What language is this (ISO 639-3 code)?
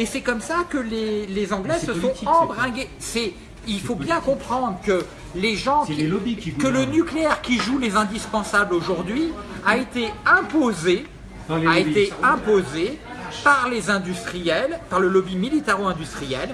fra